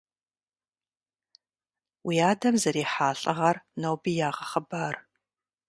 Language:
Kabardian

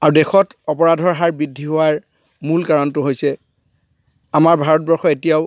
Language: Assamese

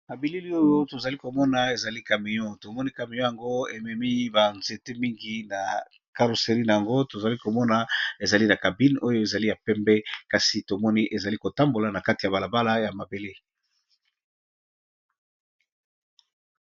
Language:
Lingala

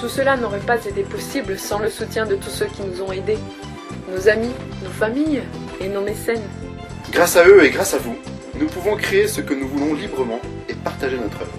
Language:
French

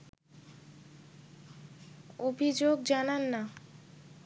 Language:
Bangla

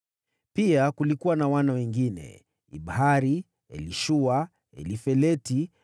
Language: Swahili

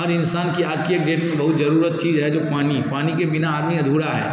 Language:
Hindi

